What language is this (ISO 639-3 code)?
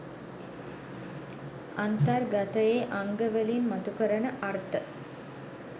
sin